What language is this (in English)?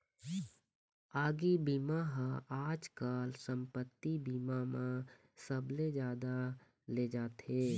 Chhattisgarhi